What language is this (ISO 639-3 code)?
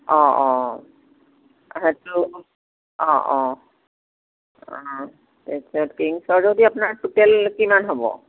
asm